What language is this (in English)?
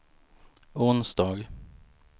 Swedish